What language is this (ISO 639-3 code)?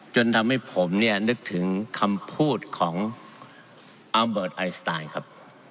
tha